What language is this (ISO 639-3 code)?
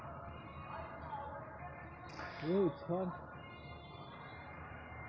mai